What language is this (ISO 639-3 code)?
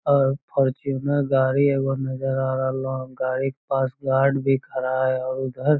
mag